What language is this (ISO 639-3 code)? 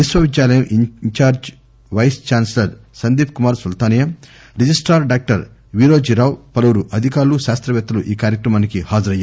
tel